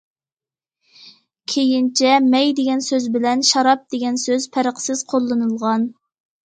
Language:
Uyghur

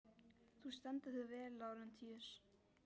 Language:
Icelandic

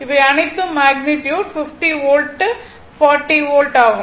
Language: Tamil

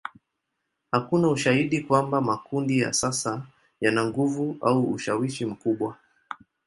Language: Swahili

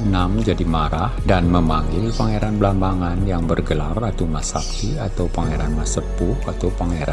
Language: Indonesian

